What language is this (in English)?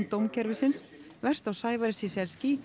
Icelandic